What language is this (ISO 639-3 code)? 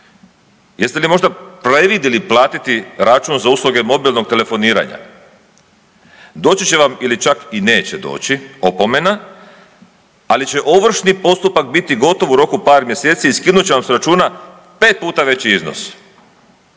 hrv